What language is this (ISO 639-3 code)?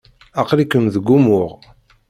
kab